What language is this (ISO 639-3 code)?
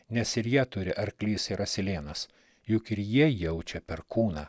lit